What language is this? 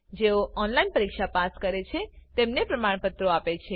Gujarati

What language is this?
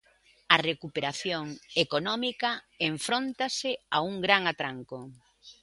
Galician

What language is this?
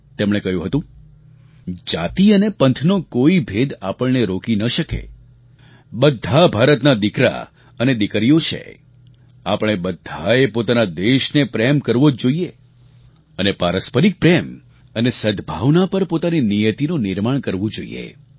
Gujarati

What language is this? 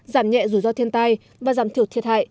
Vietnamese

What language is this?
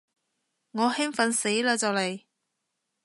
Cantonese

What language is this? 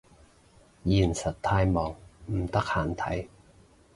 Cantonese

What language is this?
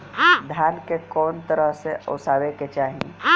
Bhojpuri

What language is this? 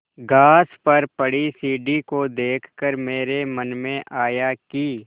Hindi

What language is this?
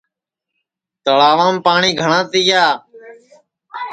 Sansi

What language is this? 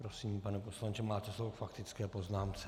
Czech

